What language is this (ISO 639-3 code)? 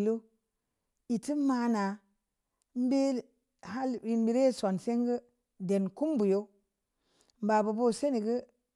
ndi